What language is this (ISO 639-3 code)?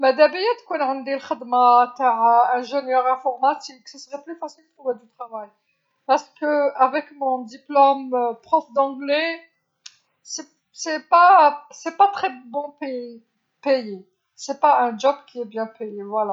arq